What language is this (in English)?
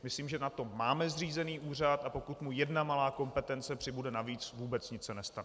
Czech